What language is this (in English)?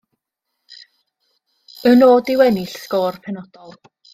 Welsh